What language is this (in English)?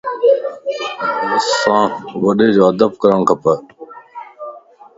Lasi